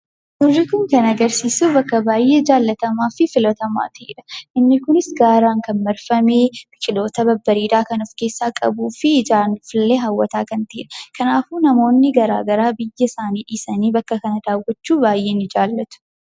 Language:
Oromo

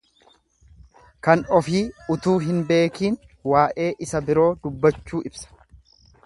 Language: Oromo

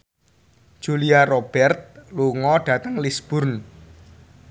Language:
Javanese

